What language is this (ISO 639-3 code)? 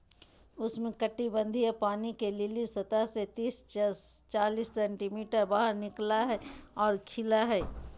mag